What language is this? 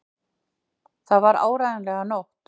Icelandic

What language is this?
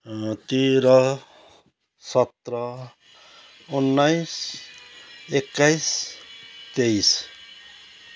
Nepali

